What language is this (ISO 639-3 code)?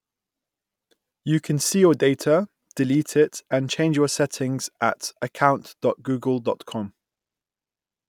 eng